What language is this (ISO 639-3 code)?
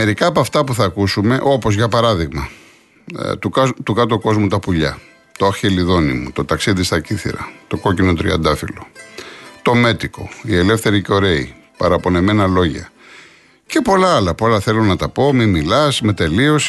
ell